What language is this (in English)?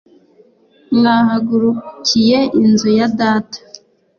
Kinyarwanda